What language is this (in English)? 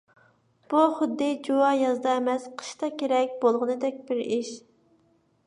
Uyghur